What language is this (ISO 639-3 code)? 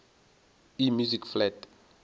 nso